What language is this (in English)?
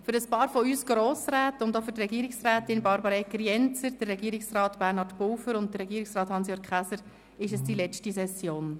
Swiss German